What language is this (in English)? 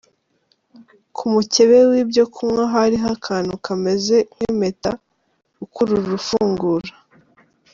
Kinyarwanda